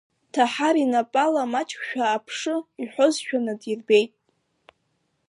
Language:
Abkhazian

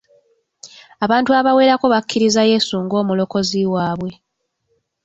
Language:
Ganda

